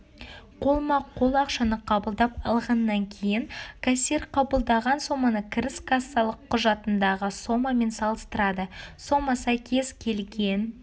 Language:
Kazakh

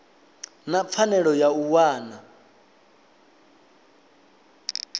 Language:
Venda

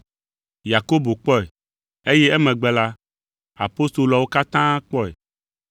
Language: Ewe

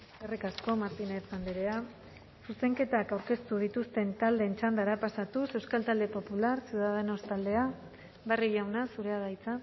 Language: Basque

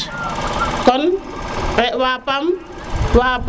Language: Serer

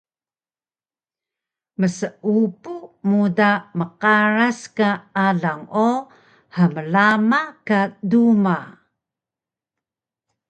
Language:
Taroko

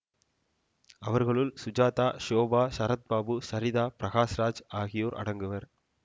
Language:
Tamil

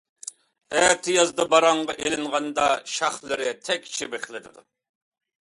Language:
Uyghur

